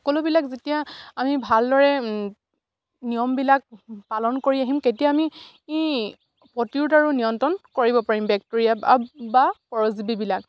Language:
Assamese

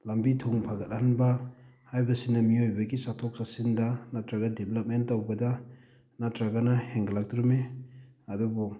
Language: Manipuri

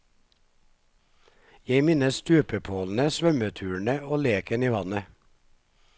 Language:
Norwegian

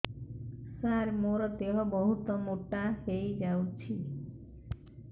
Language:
Odia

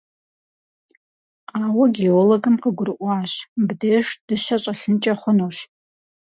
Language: Kabardian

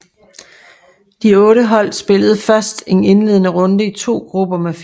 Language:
Danish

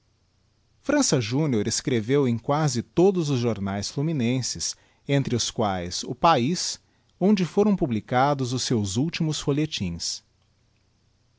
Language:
Portuguese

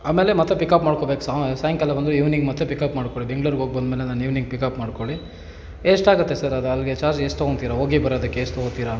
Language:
Kannada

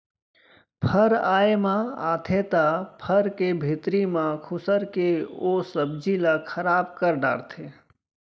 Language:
Chhattisgarhi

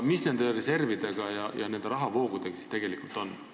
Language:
Estonian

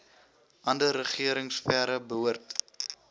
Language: Afrikaans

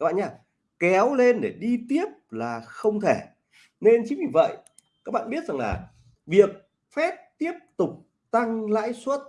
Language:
Vietnamese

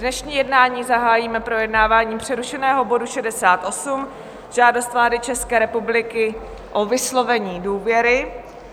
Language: Czech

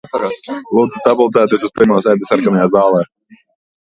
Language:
Latvian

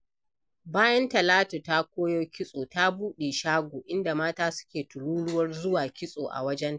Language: Hausa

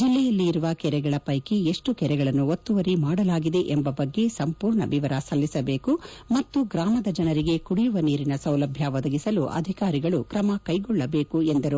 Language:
Kannada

